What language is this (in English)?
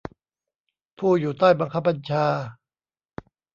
Thai